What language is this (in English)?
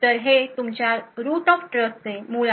Marathi